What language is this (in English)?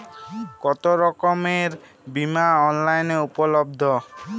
Bangla